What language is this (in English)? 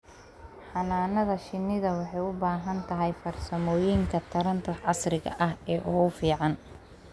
Somali